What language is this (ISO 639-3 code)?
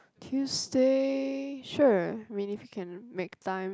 eng